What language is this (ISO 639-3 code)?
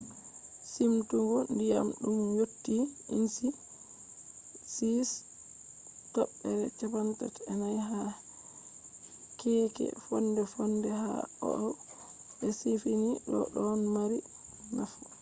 ful